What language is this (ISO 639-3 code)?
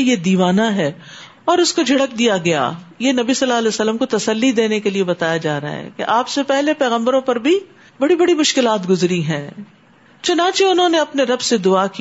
urd